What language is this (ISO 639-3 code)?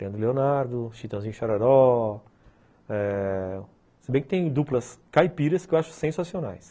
por